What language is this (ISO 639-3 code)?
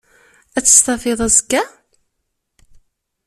kab